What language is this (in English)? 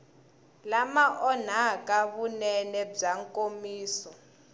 Tsonga